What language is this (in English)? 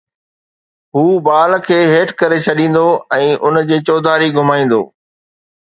Sindhi